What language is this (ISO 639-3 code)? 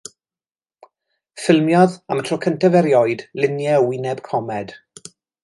cym